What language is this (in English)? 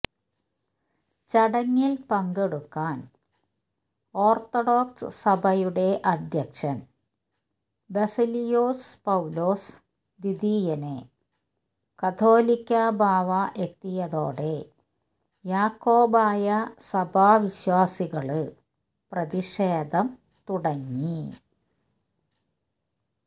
Malayalam